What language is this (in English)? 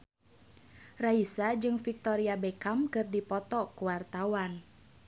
Sundanese